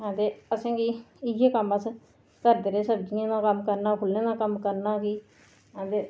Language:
Dogri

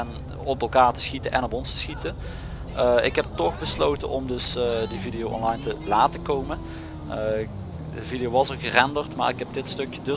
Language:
Dutch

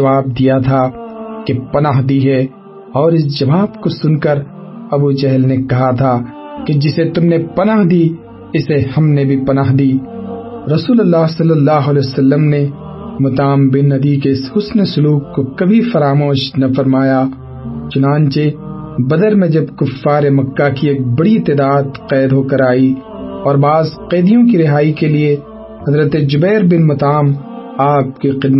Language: Urdu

